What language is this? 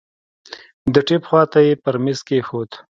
Pashto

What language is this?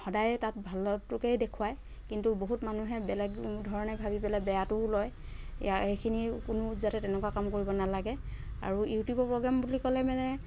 Assamese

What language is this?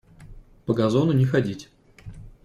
Russian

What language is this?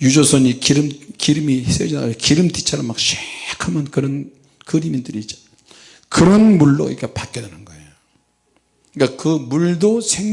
Korean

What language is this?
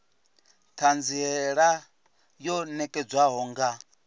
Venda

